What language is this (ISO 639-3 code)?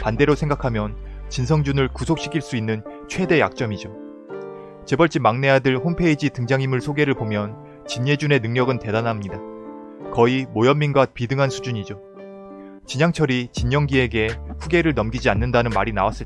kor